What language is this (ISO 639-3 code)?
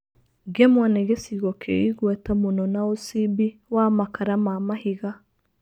kik